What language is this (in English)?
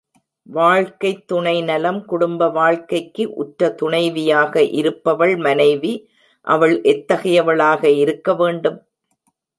Tamil